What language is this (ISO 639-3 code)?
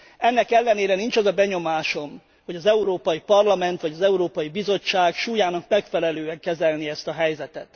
hun